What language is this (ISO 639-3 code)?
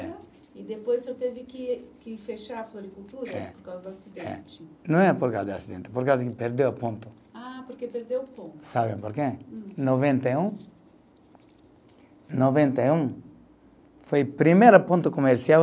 por